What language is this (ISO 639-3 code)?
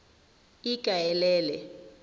tsn